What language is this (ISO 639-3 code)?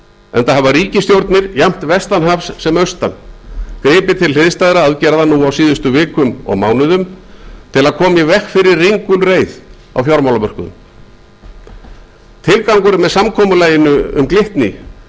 isl